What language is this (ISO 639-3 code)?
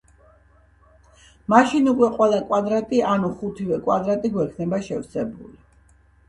kat